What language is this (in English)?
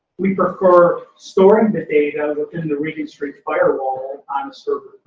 English